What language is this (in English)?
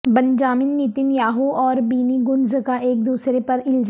Urdu